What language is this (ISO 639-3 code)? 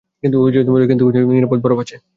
ben